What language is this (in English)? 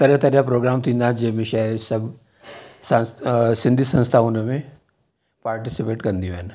Sindhi